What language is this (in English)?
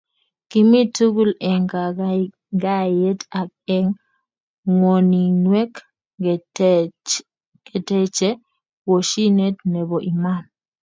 Kalenjin